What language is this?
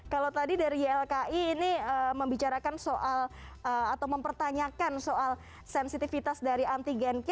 Indonesian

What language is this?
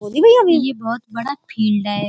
Hindi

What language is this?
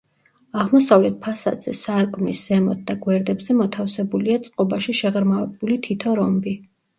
Georgian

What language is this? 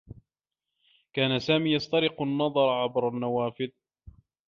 Arabic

